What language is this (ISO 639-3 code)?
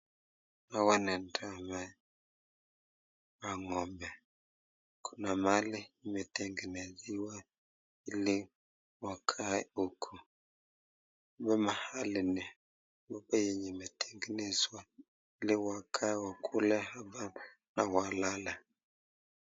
swa